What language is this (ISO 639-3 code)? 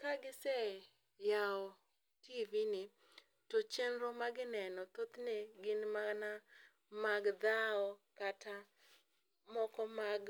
luo